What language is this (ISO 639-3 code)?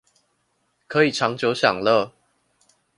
zho